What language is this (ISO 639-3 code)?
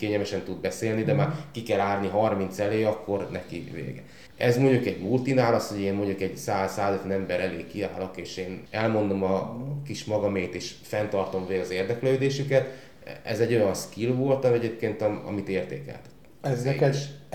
hun